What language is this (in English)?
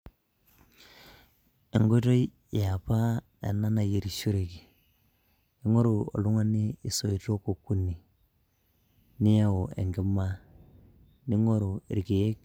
Masai